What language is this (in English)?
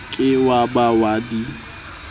Southern Sotho